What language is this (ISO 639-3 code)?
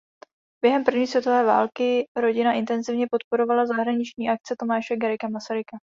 ces